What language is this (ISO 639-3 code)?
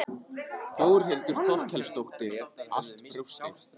isl